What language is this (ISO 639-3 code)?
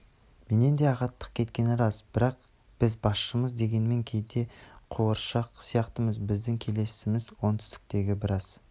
kaz